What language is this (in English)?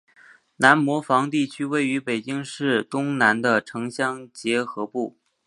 Chinese